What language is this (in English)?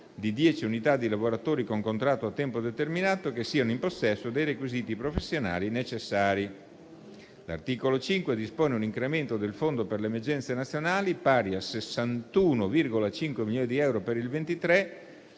Italian